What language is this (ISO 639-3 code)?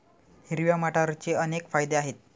mar